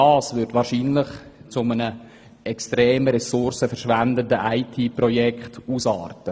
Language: Swiss German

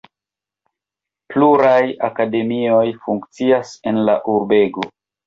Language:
Esperanto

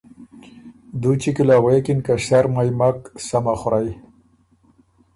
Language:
Ormuri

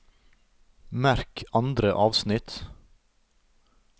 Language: Norwegian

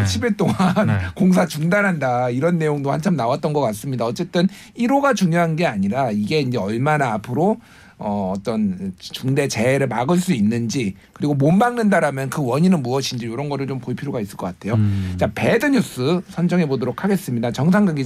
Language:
Korean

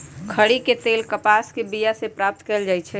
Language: Magahi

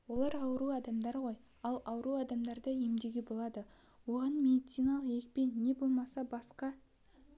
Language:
Kazakh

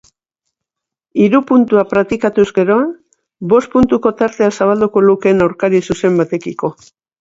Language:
Basque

